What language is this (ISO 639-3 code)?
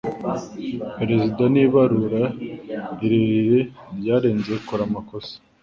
kin